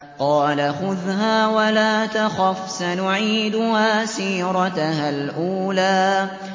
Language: Arabic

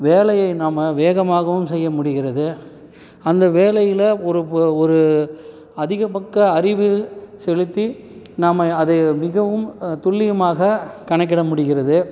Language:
Tamil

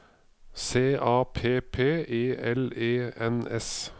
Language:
Norwegian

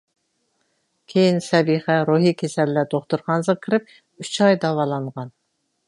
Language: Uyghur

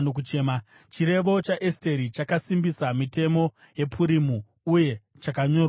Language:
Shona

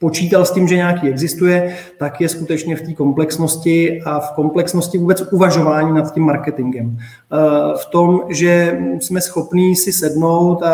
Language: Czech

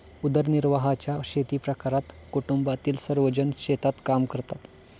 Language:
Marathi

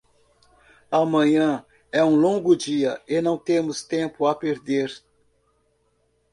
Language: Portuguese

